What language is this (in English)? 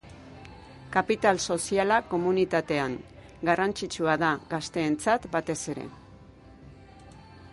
Basque